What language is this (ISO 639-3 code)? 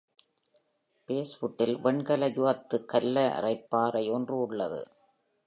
tam